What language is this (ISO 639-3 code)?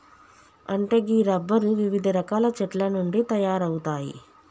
tel